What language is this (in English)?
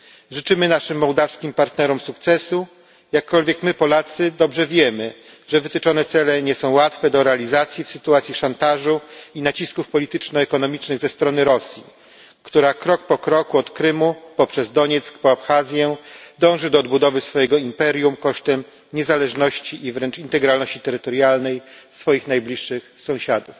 Polish